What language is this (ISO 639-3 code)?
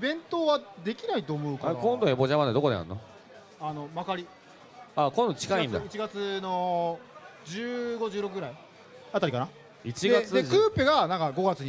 jpn